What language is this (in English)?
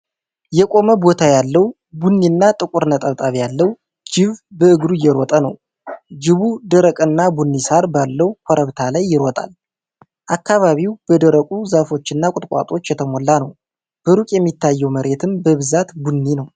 Amharic